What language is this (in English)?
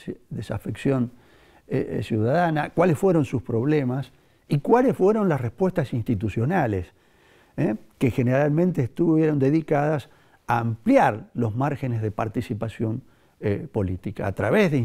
Spanish